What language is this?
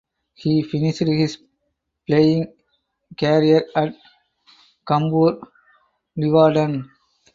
English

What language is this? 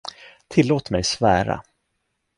Swedish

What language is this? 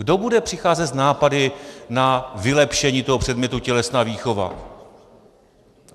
Czech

